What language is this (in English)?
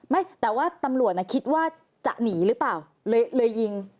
Thai